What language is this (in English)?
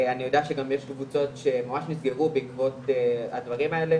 Hebrew